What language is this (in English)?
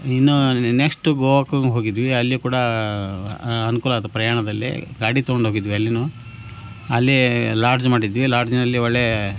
Kannada